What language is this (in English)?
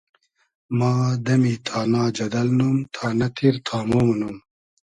Hazaragi